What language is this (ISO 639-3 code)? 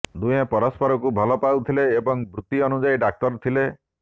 ori